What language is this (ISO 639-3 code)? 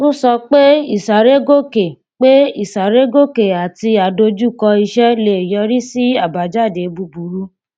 yor